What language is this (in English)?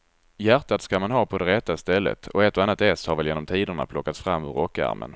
Swedish